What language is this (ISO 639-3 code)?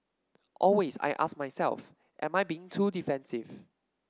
eng